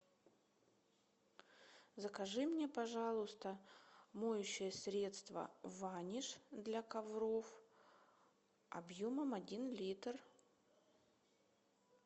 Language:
Russian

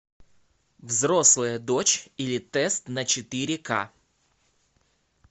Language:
Russian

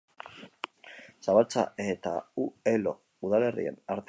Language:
Basque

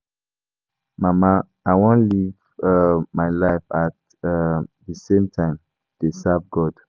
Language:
Nigerian Pidgin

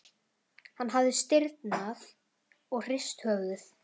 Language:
Icelandic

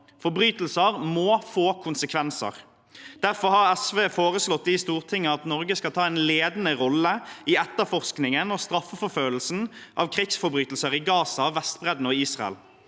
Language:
Norwegian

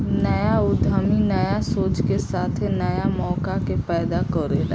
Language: Bhojpuri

